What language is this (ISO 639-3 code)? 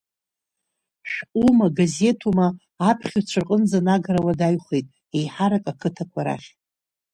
abk